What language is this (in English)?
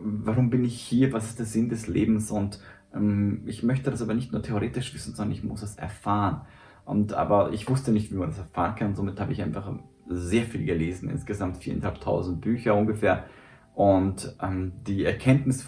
German